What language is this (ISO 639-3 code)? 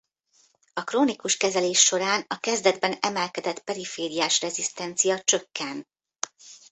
hun